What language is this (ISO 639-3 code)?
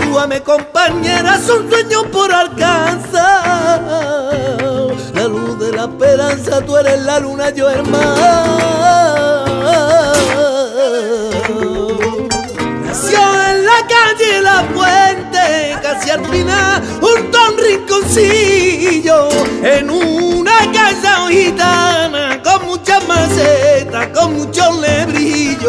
ron